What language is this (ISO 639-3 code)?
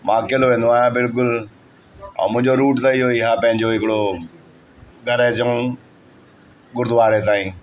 snd